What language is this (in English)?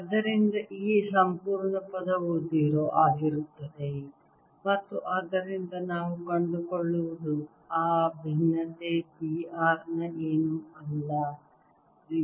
Kannada